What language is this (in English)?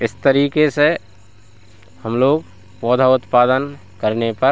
Hindi